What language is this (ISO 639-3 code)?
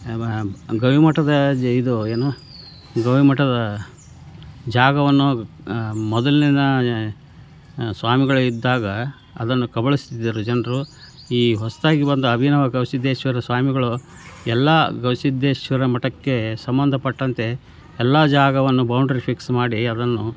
kan